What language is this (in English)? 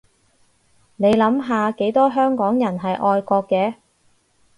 Cantonese